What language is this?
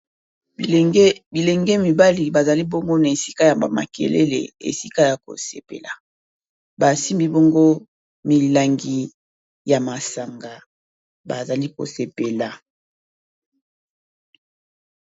Lingala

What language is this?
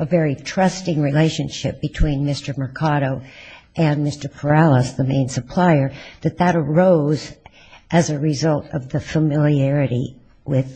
English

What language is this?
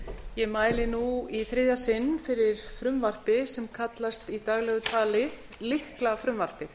Icelandic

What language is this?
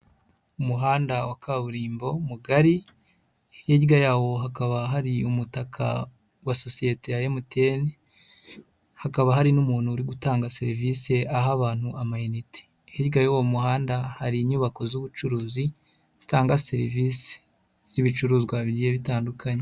Kinyarwanda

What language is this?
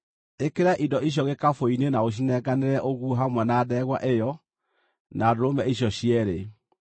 Kikuyu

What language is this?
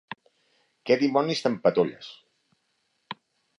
Catalan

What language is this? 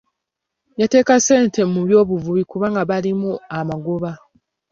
Ganda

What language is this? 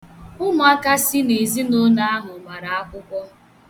Igbo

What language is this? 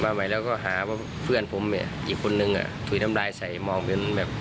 Thai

